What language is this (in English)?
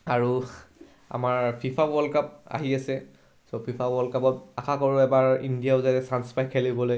Assamese